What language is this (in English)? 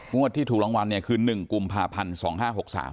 Thai